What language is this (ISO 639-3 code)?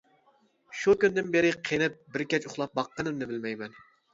uig